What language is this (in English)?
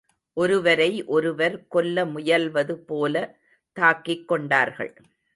Tamil